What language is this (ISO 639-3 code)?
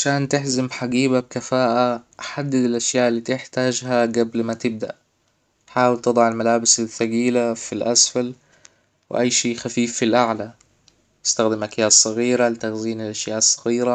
acw